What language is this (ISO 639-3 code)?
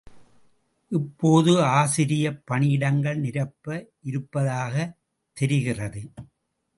tam